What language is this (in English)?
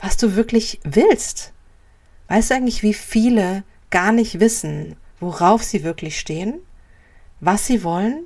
German